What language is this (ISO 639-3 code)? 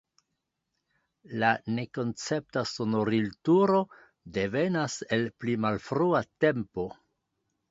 epo